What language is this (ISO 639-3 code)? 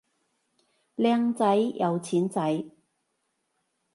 yue